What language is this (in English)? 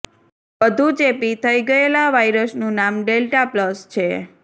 Gujarati